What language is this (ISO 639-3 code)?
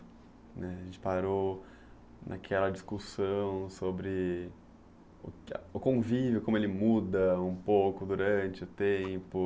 por